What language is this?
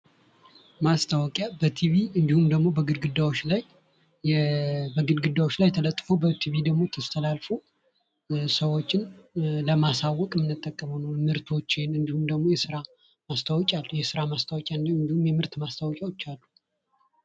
Amharic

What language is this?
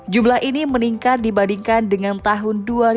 Indonesian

